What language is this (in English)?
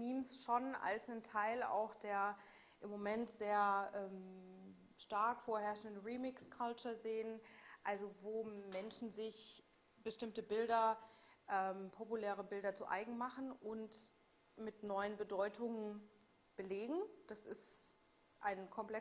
German